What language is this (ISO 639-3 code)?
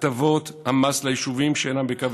heb